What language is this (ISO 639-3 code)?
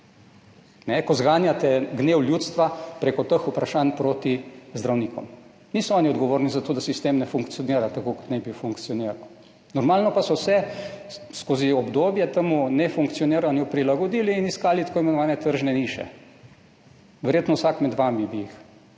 slv